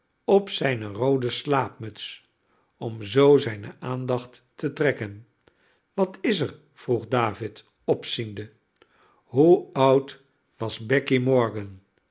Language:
Dutch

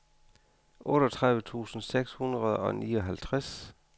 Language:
Danish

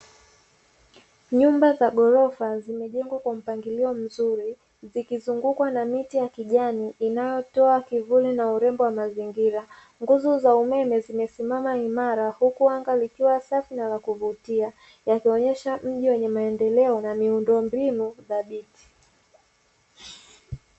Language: Swahili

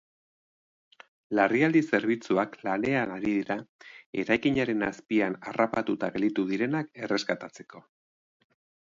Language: Basque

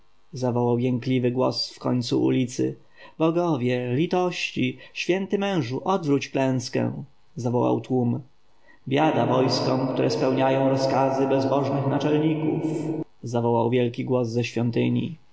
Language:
Polish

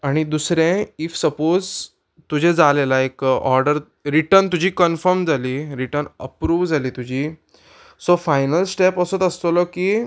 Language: Konkani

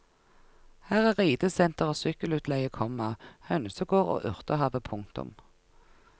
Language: Norwegian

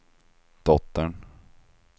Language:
Swedish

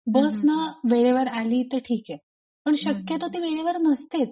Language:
Marathi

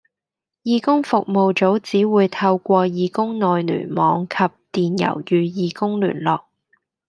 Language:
Cantonese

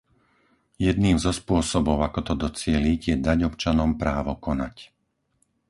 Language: Slovak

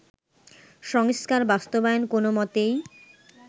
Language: Bangla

